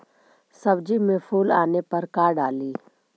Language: Magahi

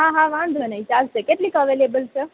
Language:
Gujarati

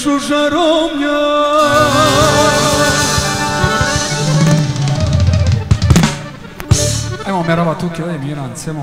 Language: Romanian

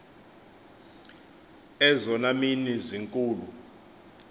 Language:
Xhosa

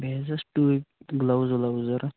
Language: Kashmiri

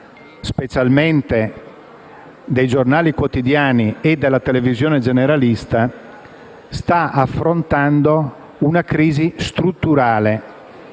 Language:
Italian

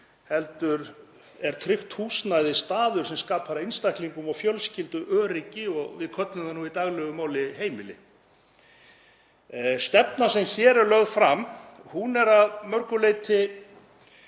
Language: Icelandic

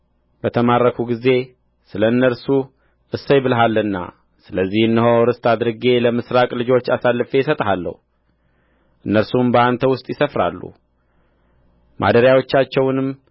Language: Amharic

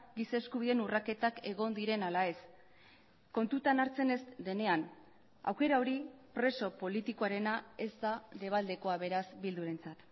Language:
Basque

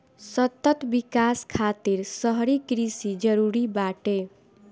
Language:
Bhojpuri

